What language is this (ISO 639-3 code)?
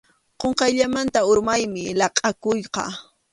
qxu